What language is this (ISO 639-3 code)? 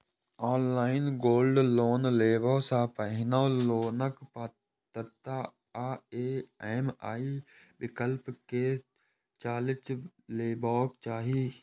mai